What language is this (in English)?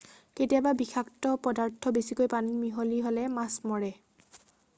Assamese